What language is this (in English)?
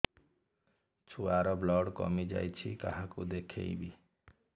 Odia